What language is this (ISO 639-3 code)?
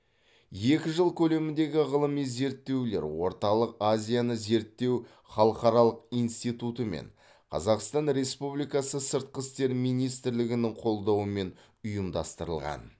kaz